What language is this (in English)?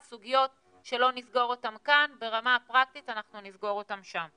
Hebrew